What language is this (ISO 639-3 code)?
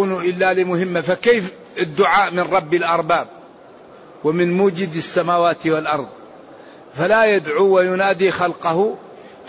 ara